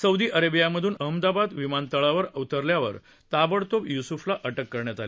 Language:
Marathi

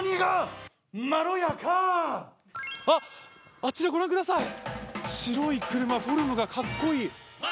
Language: Japanese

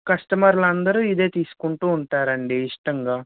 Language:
Telugu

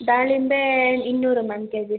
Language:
Kannada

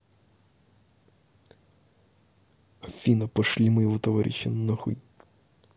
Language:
Russian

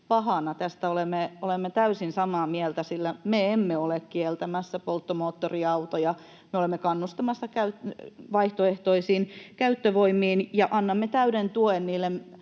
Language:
Finnish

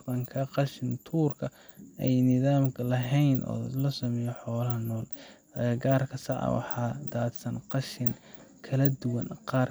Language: Somali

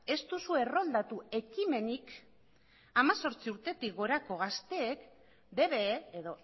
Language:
Basque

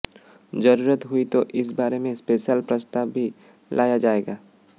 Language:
Hindi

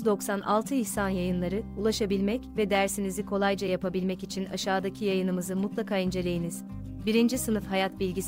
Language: Turkish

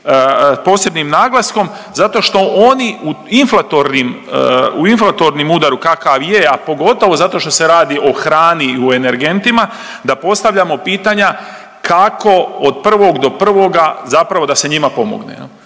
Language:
Croatian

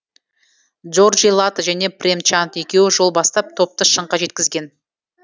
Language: Kazakh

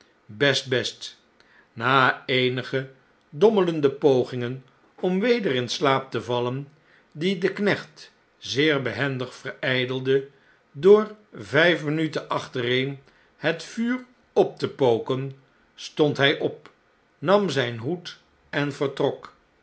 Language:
Dutch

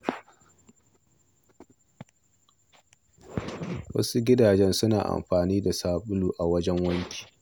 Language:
Hausa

